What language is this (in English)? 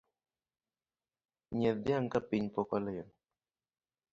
Luo (Kenya and Tanzania)